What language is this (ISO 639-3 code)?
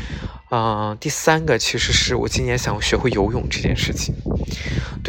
zho